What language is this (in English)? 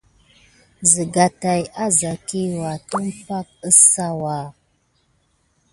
Gidar